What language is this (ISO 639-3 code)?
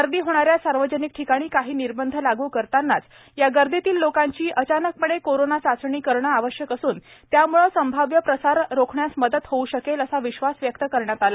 mar